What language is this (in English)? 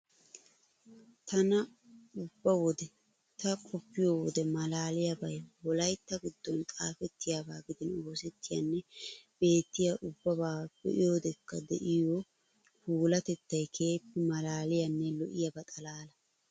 Wolaytta